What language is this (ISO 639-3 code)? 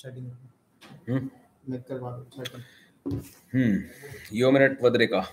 urd